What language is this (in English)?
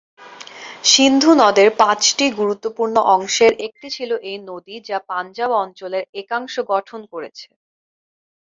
Bangla